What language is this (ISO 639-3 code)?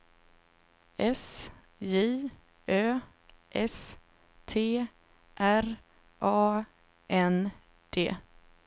swe